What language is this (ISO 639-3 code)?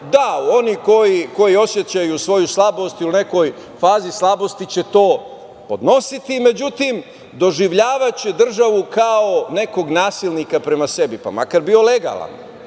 srp